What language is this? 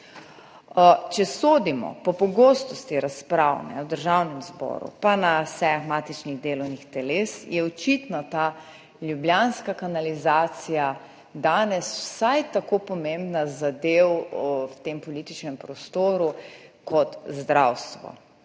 Slovenian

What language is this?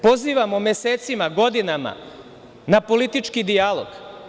Serbian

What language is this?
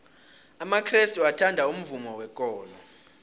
South Ndebele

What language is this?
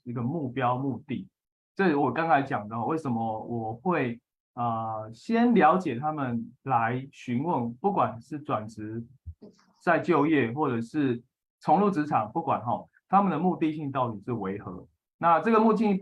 Chinese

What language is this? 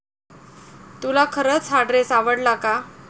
Marathi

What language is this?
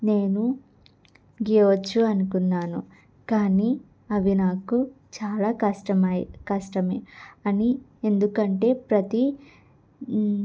Telugu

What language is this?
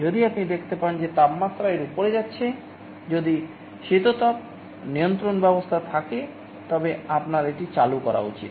Bangla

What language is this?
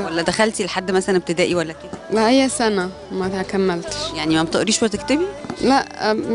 Arabic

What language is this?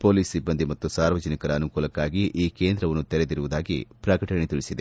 Kannada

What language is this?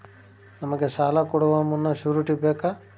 Kannada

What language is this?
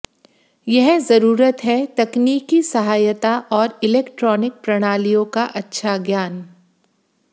Hindi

